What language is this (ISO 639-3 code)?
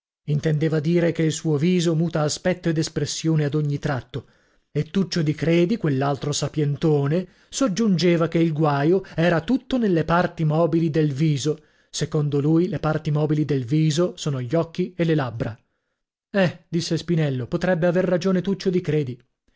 ita